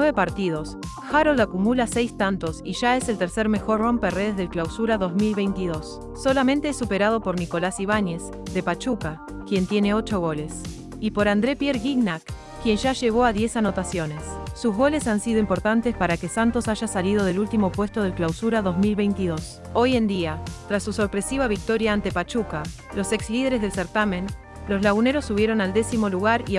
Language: Spanish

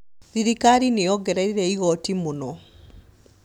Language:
Kikuyu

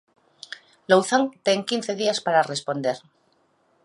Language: Galician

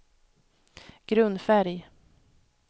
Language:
Swedish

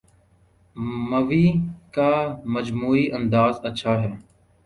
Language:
Urdu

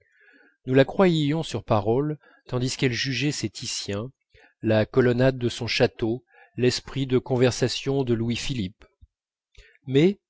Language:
French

